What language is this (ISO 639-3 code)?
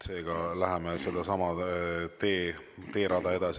est